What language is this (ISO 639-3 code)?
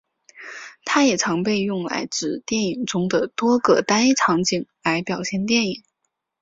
zho